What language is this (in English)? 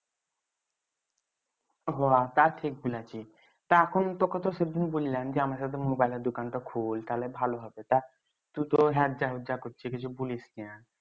Bangla